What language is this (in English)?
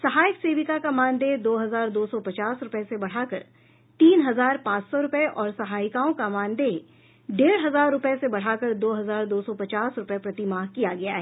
Hindi